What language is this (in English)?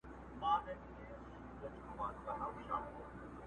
Pashto